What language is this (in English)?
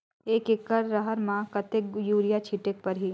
Chhattisgarhi